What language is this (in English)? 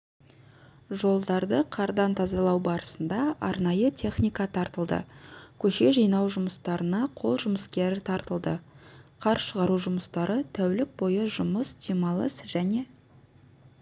Kazakh